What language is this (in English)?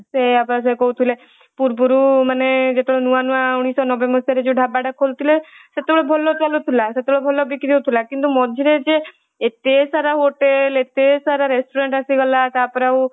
Odia